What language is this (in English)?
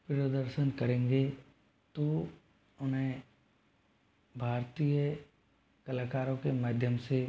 Hindi